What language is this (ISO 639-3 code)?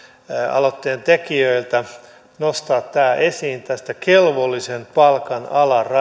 fin